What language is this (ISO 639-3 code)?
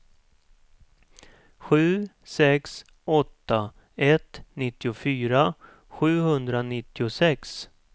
swe